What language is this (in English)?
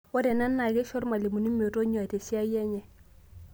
Masai